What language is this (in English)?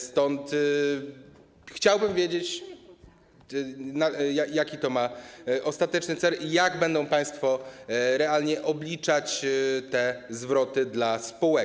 Polish